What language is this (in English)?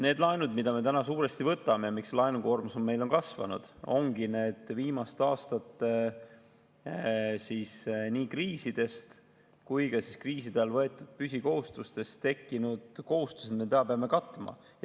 Estonian